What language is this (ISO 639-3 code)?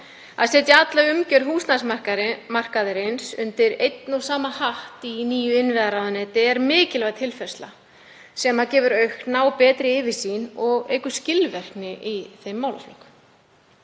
isl